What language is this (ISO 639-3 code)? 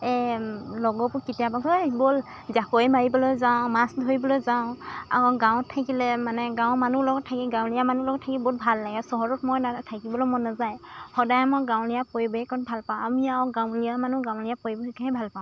asm